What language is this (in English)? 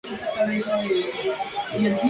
Spanish